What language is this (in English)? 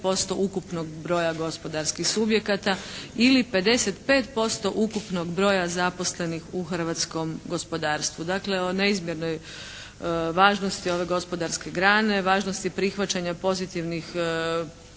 Croatian